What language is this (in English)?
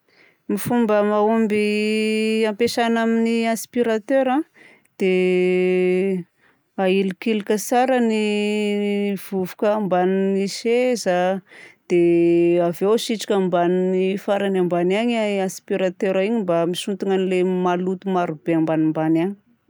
Southern Betsimisaraka Malagasy